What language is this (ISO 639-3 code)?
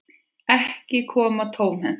isl